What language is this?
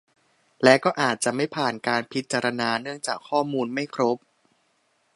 Thai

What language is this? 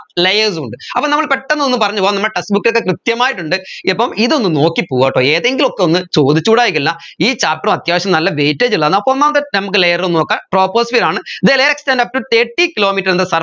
Malayalam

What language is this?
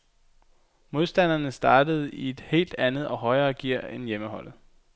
Danish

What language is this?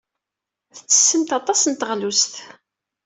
Kabyle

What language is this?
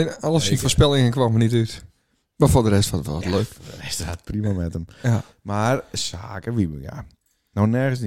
Dutch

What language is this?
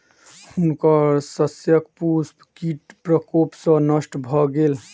Maithili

